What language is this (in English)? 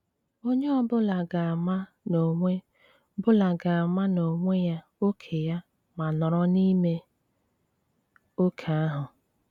Igbo